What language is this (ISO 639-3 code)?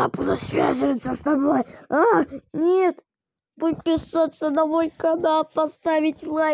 rus